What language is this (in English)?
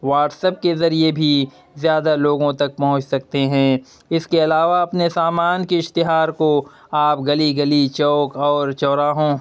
Urdu